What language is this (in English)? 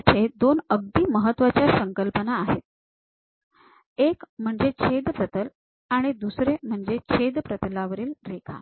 Marathi